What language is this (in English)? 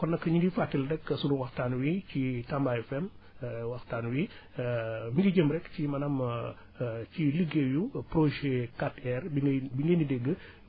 Wolof